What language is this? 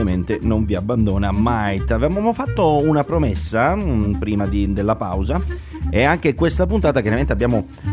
Italian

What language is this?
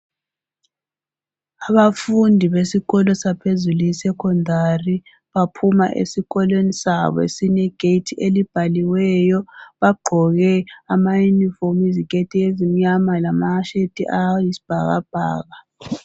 North Ndebele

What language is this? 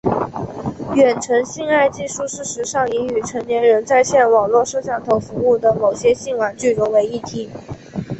Chinese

